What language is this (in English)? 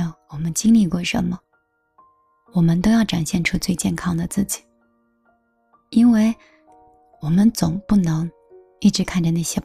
Chinese